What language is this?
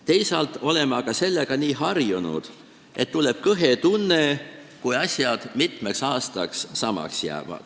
Estonian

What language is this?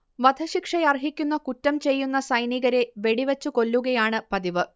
Malayalam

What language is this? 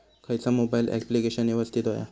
Marathi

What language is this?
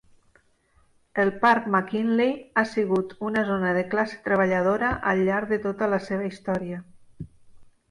Catalan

